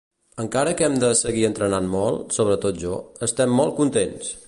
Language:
Catalan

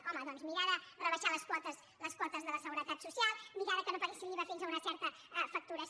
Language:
Catalan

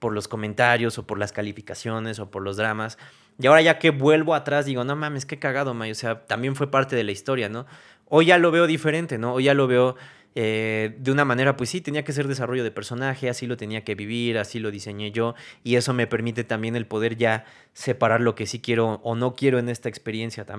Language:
Spanish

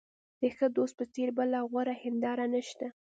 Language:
Pashto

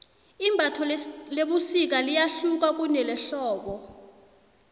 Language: South Ndebele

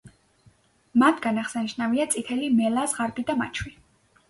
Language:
Georgian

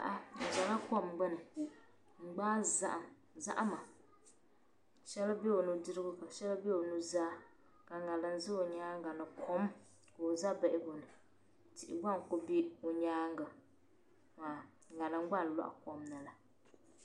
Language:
Dagbani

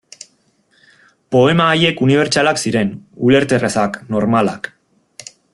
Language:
Basque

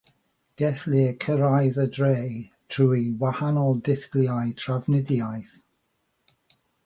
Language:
Welsh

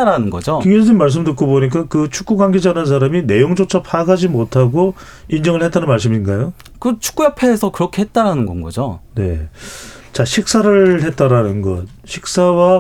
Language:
Korean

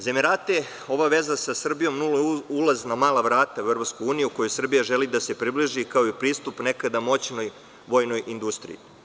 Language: Serbian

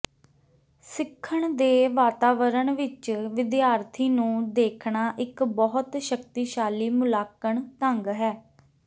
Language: Punjabi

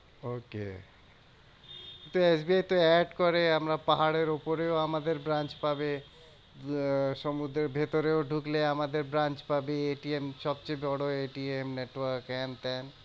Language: Bangla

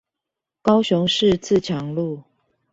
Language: Chinese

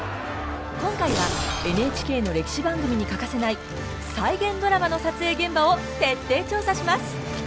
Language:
Japanese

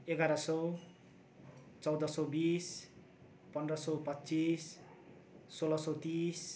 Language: Nepali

